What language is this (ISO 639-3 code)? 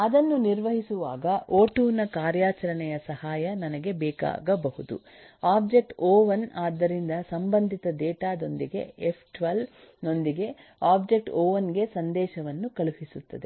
kan